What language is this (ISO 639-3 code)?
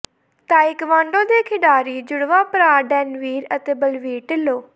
pan